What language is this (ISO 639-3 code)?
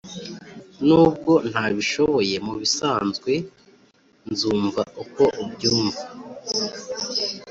kin